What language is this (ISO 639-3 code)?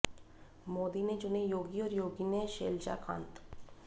hin